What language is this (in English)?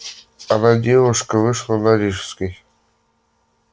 Russian